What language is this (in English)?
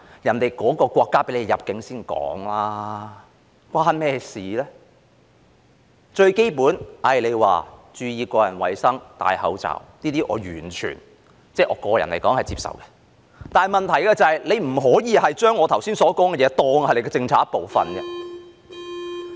Cantonese